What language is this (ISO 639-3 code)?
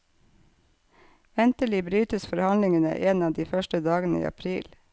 nor